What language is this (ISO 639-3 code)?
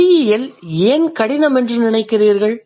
tam